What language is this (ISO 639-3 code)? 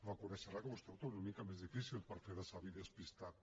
cat